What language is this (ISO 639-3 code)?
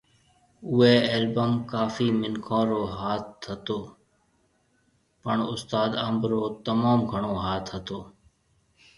mve